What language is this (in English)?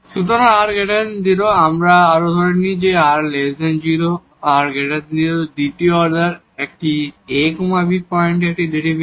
Bangla